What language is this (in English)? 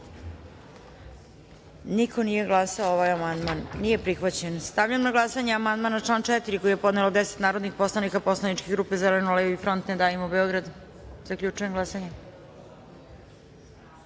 Serbian